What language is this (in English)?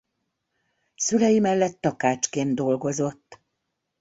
Hungarian